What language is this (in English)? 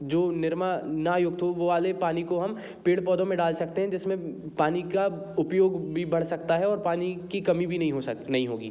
Hindi